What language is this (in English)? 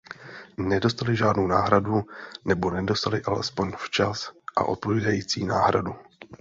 Czech